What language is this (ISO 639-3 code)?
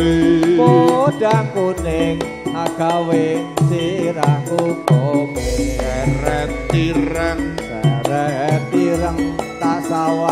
tha